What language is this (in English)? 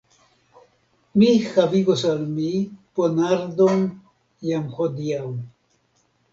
Esperanto